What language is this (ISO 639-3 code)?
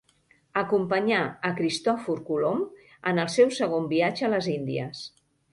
cat